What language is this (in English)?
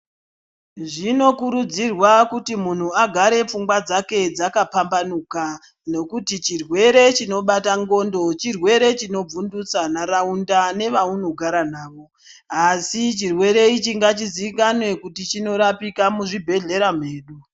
Ndau